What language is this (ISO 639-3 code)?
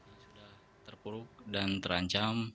ind